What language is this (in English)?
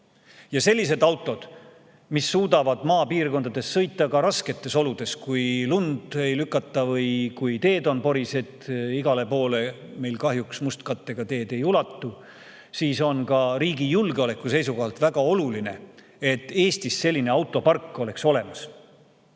Estonian